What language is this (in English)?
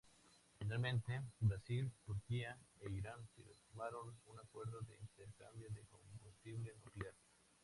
Spanish